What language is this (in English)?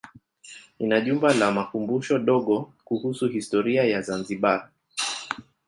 Swahili